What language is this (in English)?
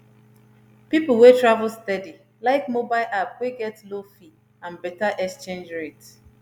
Nigerian Pidgin